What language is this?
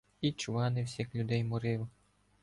Ukrainian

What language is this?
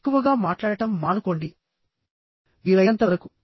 Telugu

